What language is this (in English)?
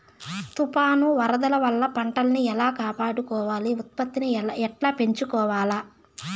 Telugu